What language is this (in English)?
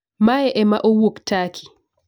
Luo (Kenya and Tanzania)